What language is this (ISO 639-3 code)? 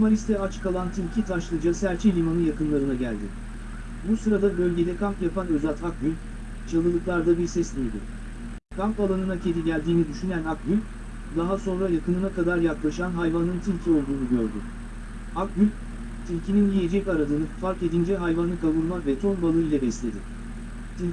tur